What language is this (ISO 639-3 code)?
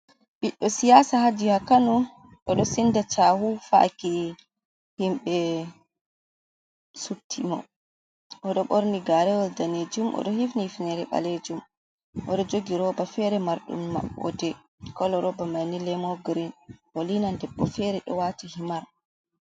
ful